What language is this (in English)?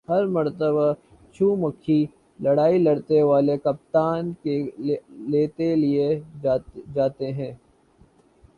Urdu